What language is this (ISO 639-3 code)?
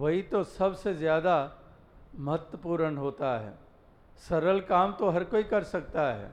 hin